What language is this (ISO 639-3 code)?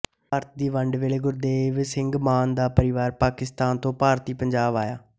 pan